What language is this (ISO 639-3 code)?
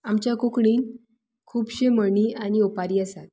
kok